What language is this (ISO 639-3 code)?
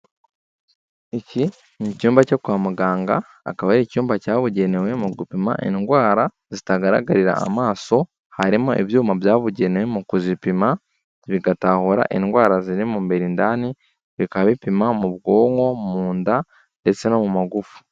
kin